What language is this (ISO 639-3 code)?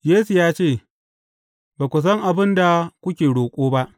hau